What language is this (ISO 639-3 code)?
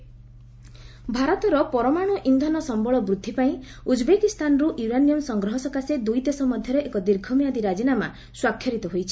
ori